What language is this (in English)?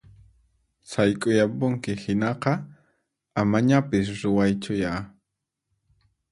Puno Quechua